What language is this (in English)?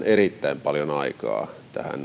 Finnish